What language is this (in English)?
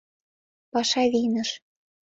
Mari